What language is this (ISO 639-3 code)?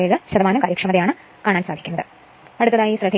mal